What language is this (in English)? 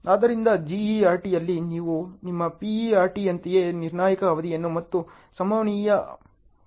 Kannada